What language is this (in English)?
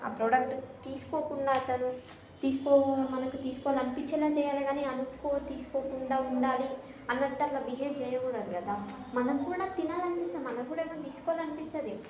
Telugu